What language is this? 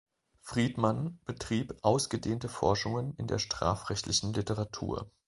German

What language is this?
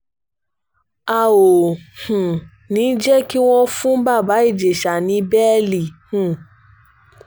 Yoruba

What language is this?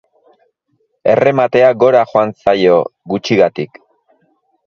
Basque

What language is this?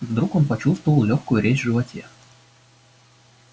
Russian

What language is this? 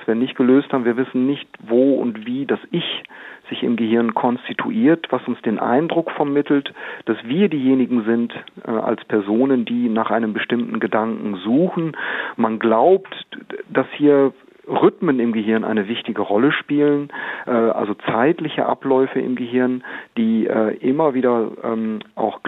German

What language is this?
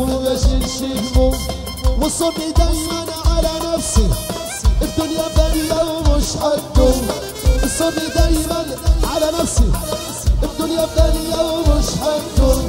Arabic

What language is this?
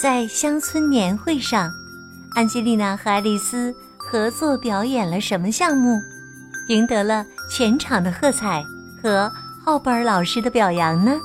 Chinese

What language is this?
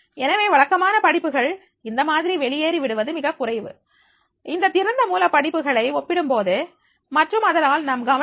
Tamil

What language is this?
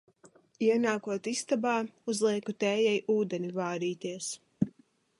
Latvian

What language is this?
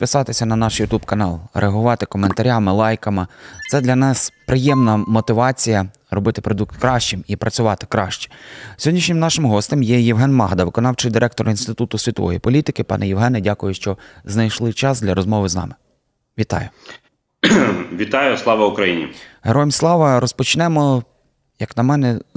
Ukrainian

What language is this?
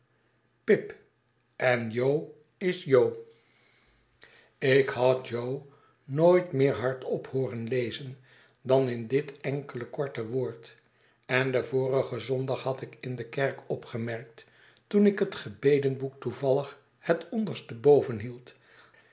Dutch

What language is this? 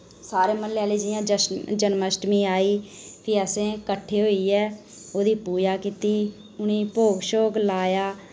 Dogri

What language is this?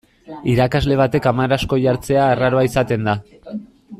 Basque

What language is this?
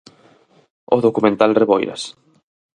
Galician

